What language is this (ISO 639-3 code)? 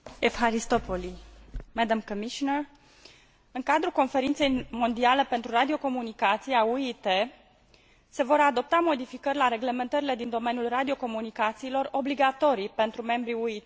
ron